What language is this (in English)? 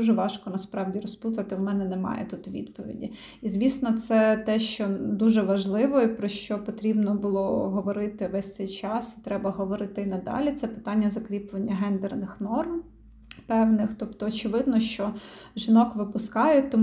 Ukrainian